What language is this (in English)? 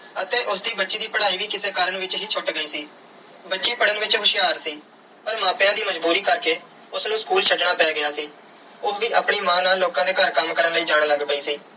Punjabi